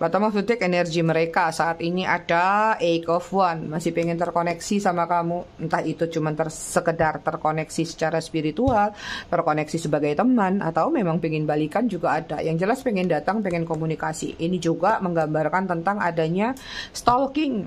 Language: Indonesian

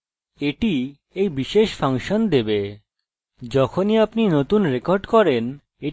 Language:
Bangla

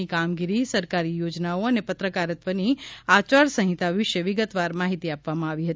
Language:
Gujarati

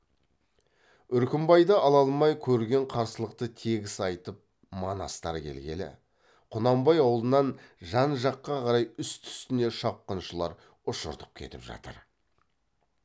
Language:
Kazakh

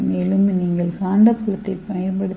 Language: Tamil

